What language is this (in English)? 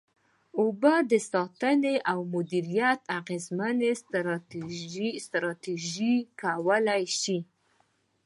Pashto